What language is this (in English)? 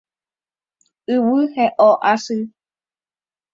Guarani